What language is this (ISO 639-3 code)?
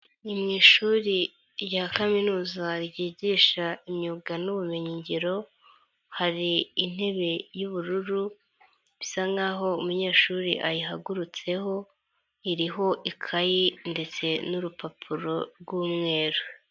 kin